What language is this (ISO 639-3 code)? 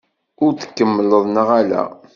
kab